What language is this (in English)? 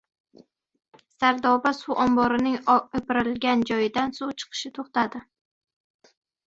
Uzbek